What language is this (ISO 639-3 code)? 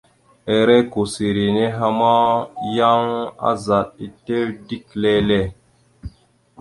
mxu